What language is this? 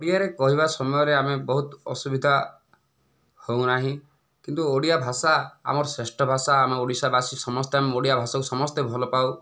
Odia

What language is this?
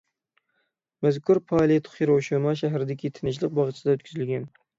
Uyghur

